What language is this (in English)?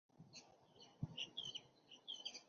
Chinese